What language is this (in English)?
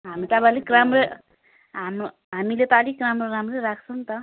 Nepali